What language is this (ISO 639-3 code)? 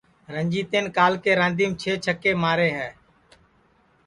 ssi